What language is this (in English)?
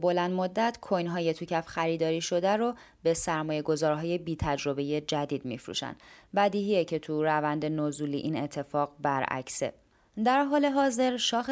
Persian